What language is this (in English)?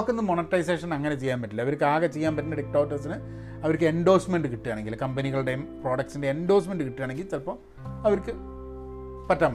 Malayalam